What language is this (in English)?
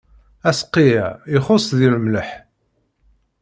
Kabyle